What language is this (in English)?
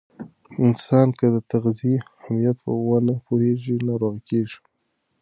Pashto